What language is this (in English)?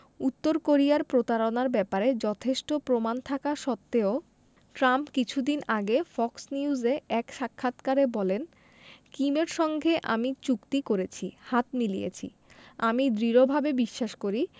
Bangla